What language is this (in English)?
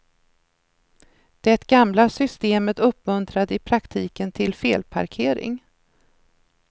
Swedish